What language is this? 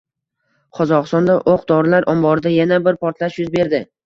Uzbek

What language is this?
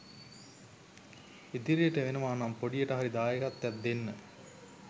Sinhala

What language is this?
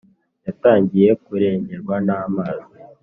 Kinyarwanda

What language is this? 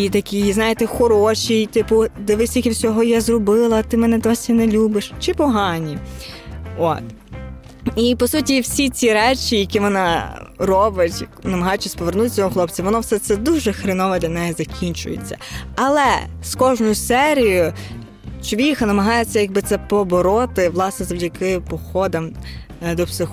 Ukrainian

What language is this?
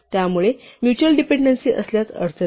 Marathi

